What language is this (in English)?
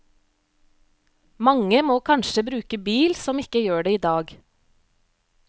Norwegian